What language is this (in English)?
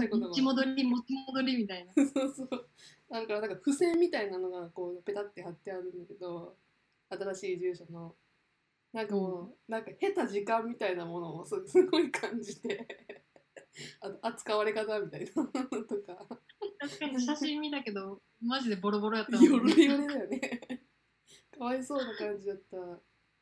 Japanese